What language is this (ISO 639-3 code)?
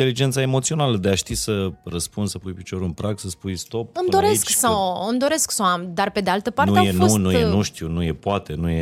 ron